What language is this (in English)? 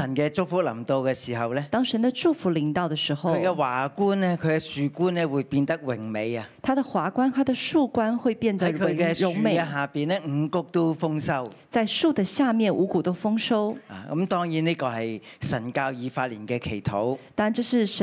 Chinese